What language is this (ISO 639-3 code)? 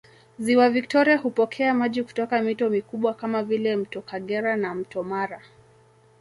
swa